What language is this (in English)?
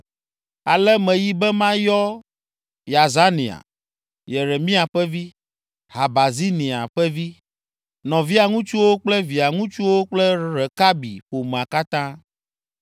Ewe